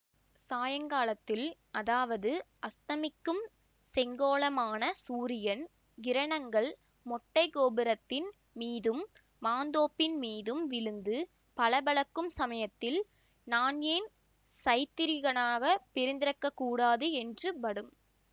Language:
Tamil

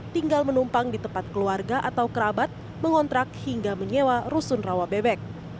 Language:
Indonesian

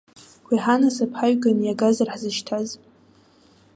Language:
Abkhazian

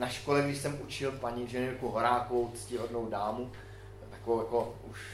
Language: Czech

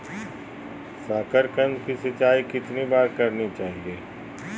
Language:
Magahi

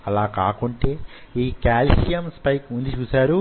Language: Telugu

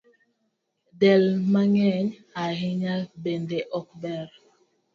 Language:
Luo (Kenya and Tanzania)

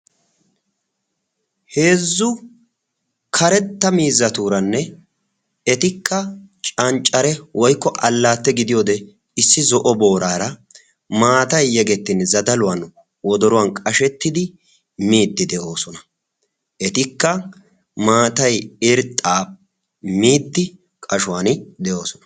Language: Wolaytta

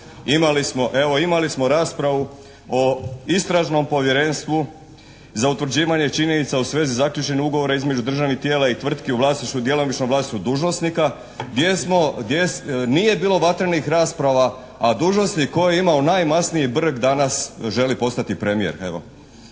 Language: Croatian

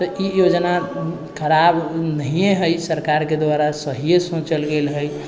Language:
Maithili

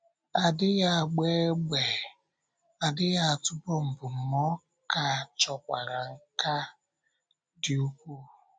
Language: Igbo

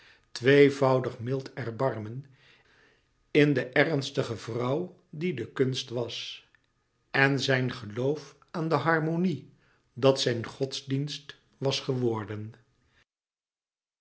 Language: Dutch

